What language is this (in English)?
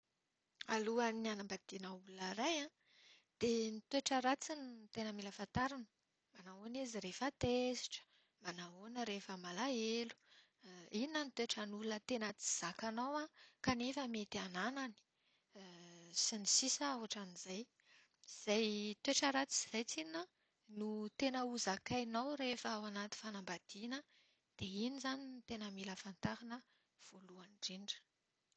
Malagasy